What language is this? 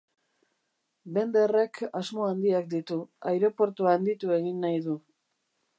Basque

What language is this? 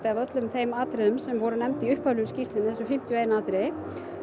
Icelandic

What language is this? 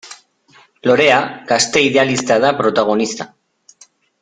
Basque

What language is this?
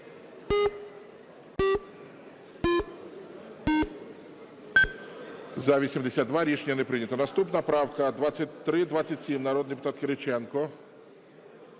Ukrainian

